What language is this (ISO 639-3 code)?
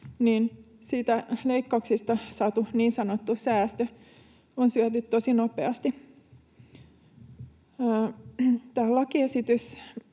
fin